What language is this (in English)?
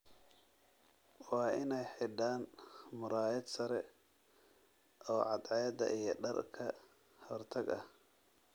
Somali